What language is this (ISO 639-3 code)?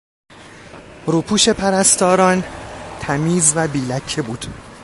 fas